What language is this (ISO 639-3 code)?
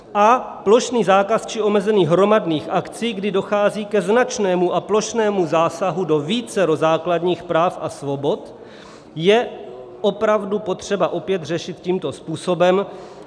ces